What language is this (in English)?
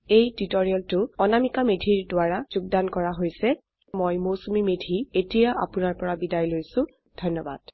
Assamese